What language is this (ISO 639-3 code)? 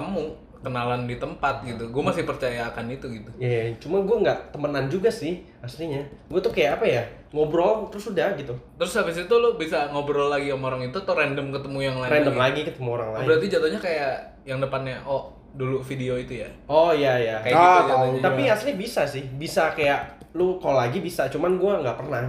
ind